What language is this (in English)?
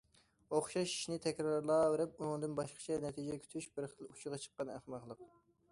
Uyghur